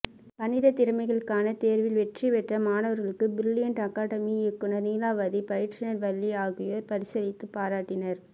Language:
Tamil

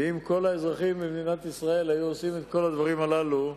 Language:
Hebrew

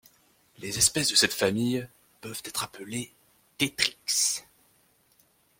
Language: French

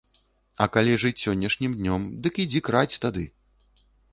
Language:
Belarusian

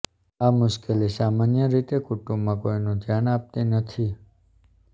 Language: Gujarati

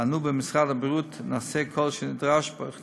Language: Hebrew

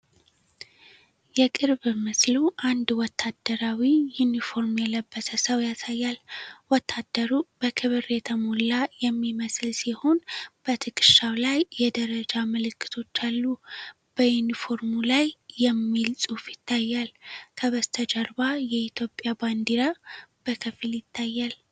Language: Amharic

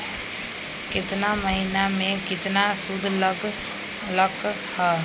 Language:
Magahi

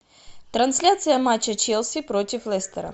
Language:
Russian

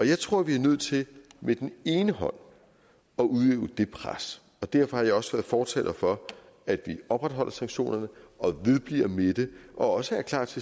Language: Danish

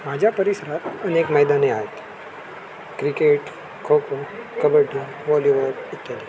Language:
Marathi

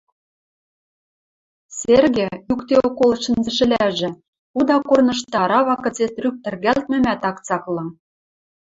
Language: Western Mari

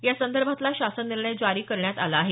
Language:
Marathi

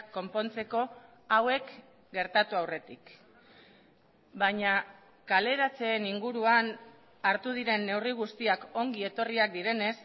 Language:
Basque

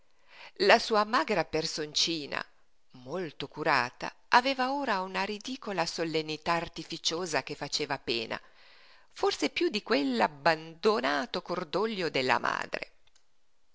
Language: Italian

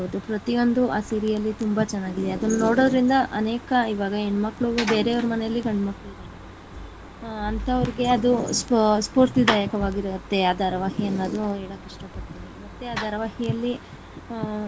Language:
Kannada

